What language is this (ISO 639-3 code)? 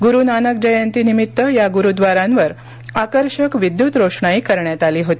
mar